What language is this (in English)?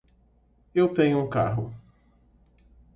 Portuguese